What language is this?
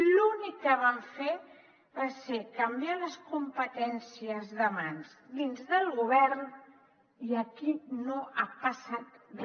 Catalan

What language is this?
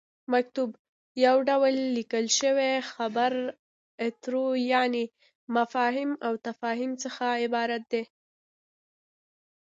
Pashto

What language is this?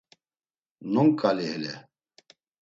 Laz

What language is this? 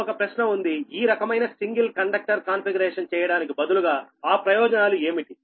Telugu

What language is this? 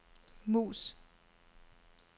Danish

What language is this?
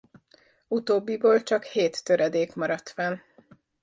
Hungarian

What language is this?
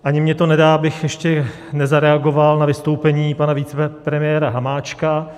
Czech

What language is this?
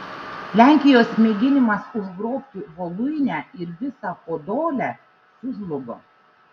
Lithuanian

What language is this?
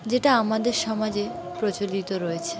Bangla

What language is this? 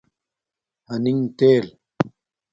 Domaaki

